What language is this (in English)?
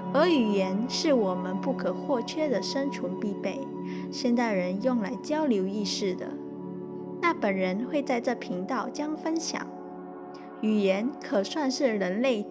Chinese